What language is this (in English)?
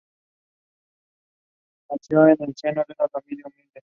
Spanish